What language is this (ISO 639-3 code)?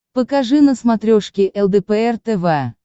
rus